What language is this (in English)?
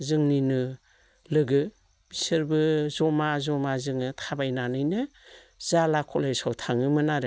Bodo